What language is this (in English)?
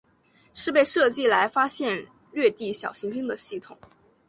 Chinese